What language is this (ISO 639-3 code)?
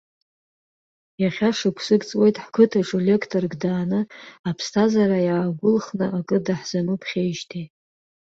abk